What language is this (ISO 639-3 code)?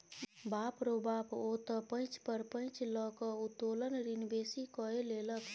mai